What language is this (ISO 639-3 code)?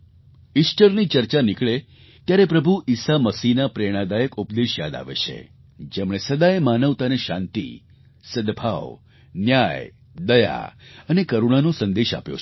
guj